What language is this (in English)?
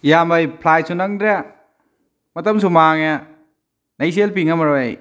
Manipuri